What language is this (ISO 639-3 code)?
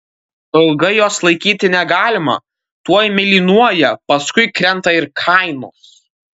lit